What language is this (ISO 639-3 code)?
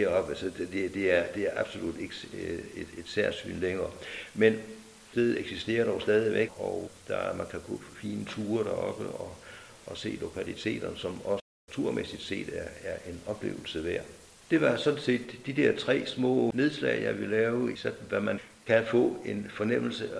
dan